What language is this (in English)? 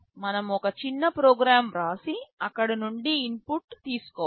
Telugu